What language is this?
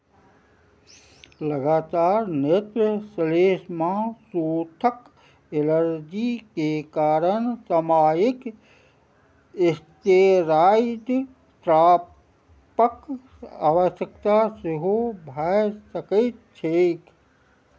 Maithili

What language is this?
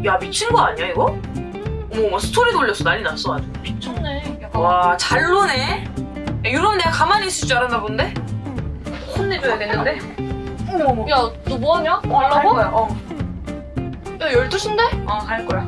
Korean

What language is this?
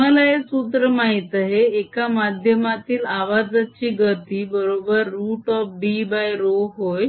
Marathi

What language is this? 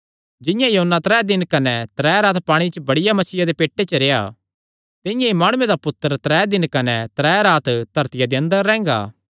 Kangri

